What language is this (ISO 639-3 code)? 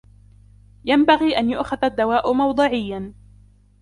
ara